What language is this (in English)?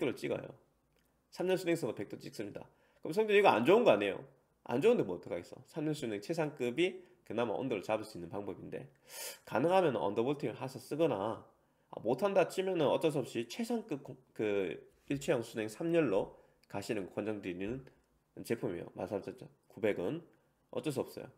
Korean